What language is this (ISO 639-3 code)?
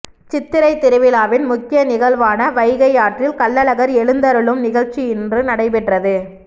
tam